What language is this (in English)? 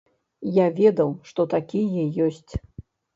Belarusian